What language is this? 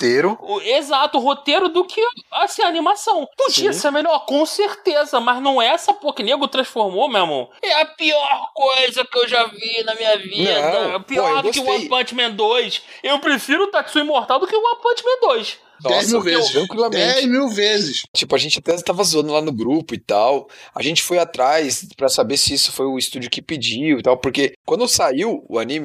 Portuguese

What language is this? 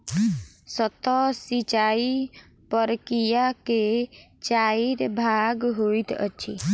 Maithili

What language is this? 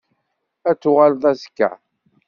Kabyle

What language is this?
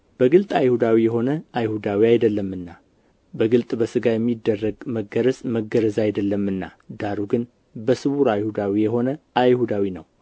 Amharic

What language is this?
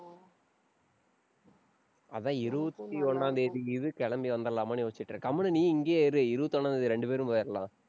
Tamil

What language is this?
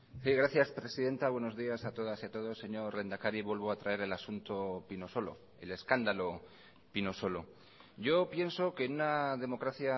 Spanish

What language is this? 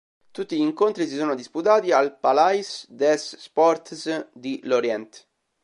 Italian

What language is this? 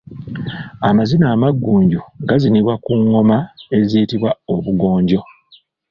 Ganda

